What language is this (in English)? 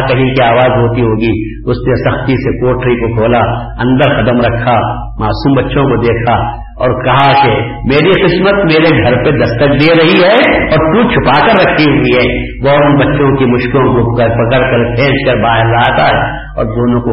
Urdu